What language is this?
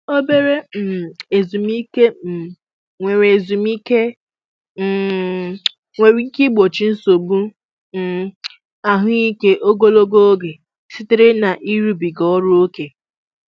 Igbo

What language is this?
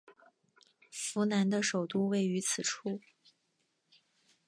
Chinese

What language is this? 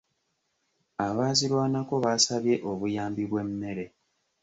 Ganda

